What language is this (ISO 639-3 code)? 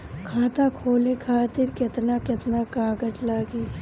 bho